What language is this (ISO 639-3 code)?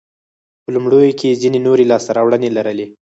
pus